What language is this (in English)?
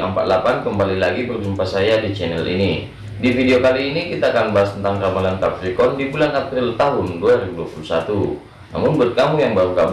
Indonesian